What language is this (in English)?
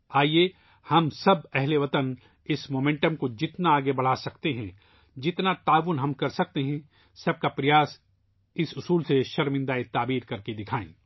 Urdu